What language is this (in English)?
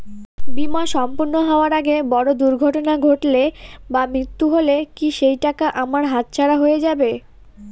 Bangla